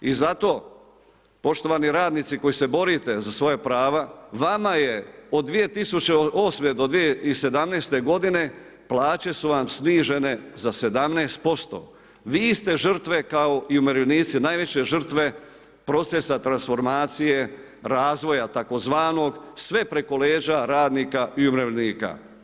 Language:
Croatian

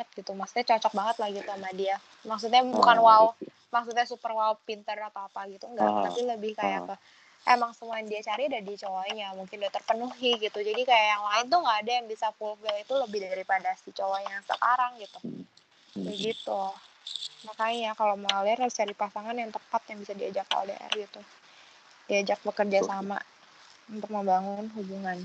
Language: Indonesian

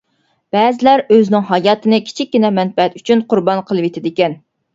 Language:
Uyghur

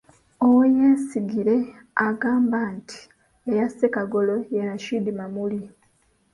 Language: Ganda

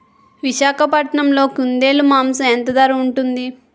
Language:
Telugu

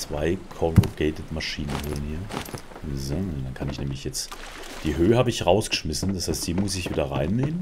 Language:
German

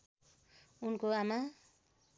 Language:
Nepali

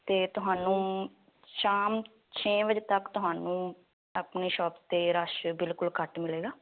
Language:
Punjabi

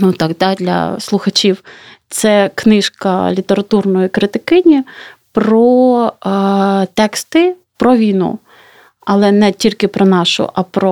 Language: Ukrainian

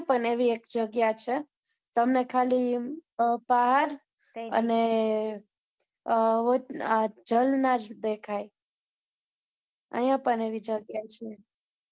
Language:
Gujarati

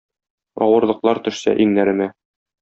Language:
Tatar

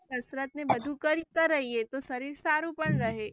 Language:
Gujarati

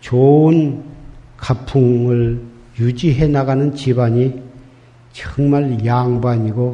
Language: Korean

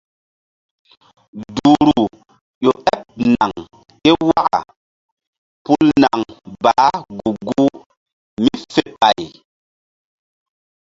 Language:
Mbum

